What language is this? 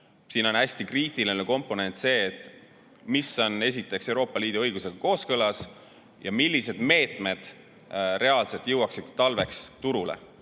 Estonian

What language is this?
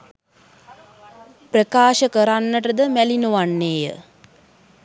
Sinhala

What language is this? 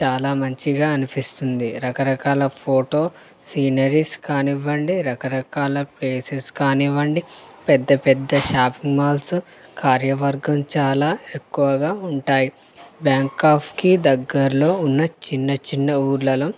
Telugu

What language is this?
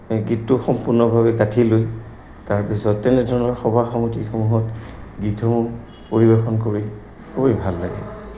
Assamese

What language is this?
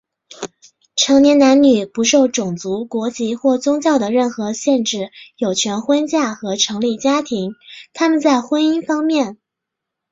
Chinese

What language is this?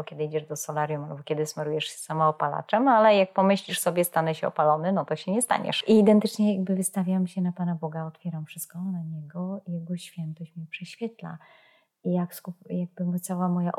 Polish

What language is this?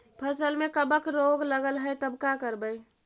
Magahi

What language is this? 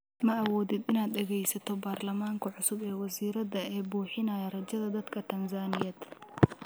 Somali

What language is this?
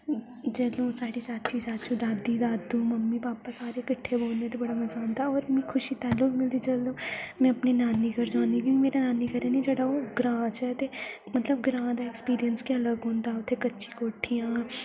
Dogri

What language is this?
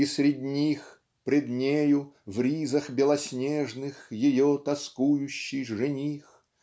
Russian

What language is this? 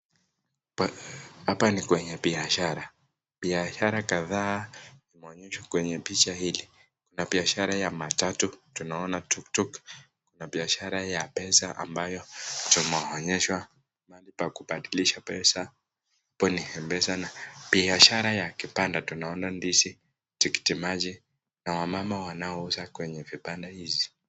Swahili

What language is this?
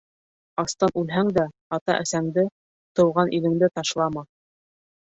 Bashkir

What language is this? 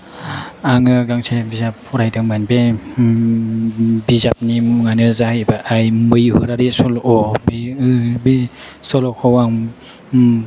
Bodo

